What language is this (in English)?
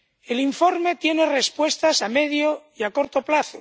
Spanish